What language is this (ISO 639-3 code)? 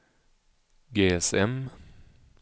swe